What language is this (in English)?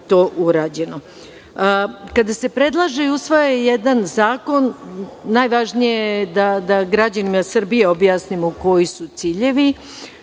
Serbian